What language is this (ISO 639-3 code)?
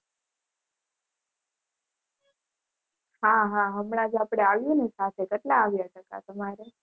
guj